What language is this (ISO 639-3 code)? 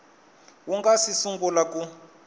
tso